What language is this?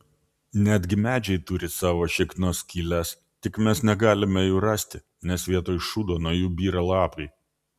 Lithuanian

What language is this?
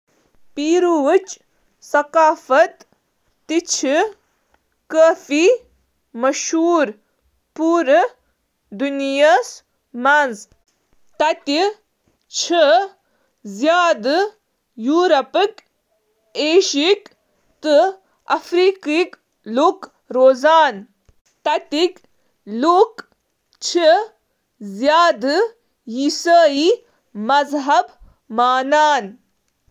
Kashmiri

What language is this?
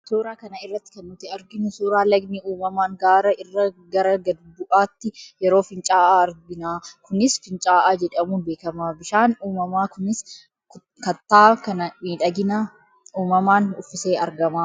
Oromo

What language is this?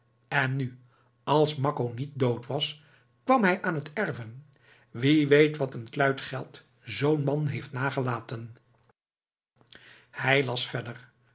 Dutch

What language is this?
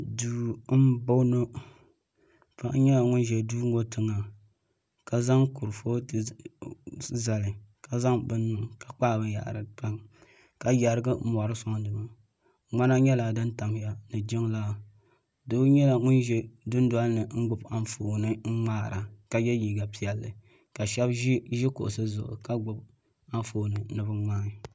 Dagbani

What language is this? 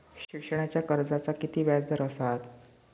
Marathi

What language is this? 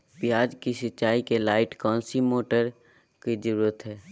Magahi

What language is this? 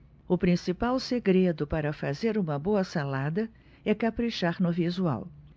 Portuguese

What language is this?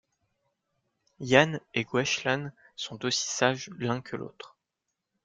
French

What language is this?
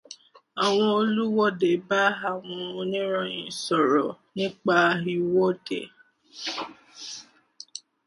Yoruba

